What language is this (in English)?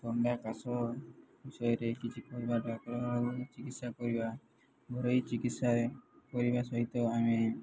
Odia